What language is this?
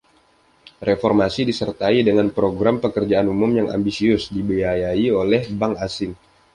Indonesian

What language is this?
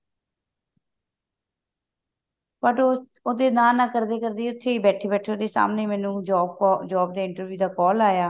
Punjabi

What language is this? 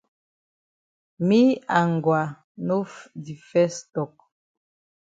Cameroon Pidgin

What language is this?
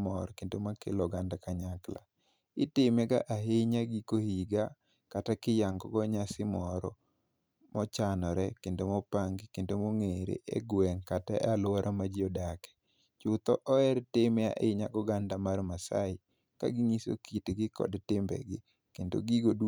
Luo (Kenya and Tanzania)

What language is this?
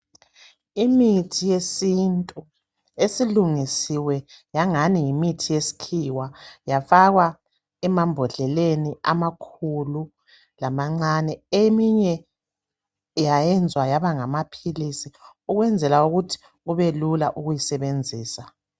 North Ndebele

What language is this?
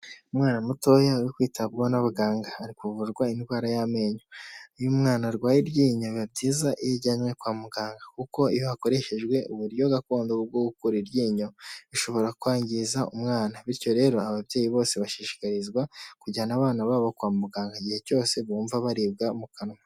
Kinyarwanda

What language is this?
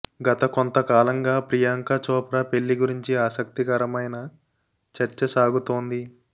Telugu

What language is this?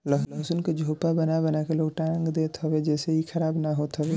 Bhojpuri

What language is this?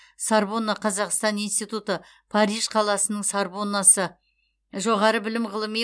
Kazakh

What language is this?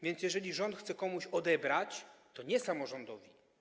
Polish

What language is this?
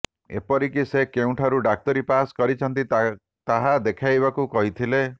Odia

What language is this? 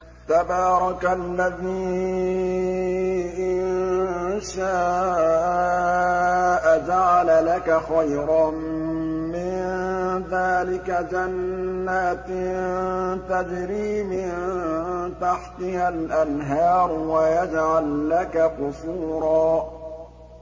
Arabic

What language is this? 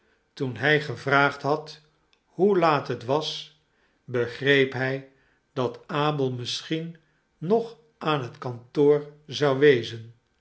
Dutch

